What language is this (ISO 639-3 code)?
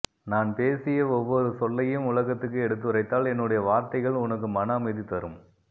tam